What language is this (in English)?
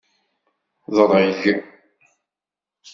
Kabyle